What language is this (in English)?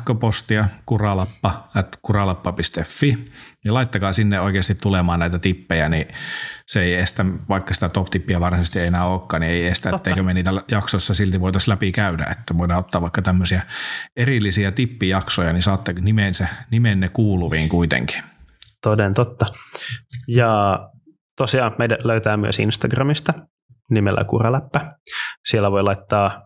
Finnish